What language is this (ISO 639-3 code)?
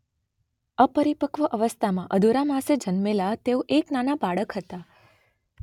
guj